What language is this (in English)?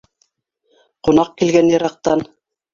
Bashkir